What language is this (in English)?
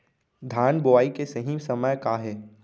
Chhattisgarhi